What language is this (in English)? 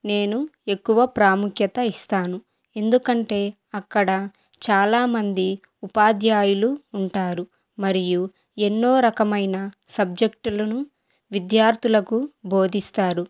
Telugu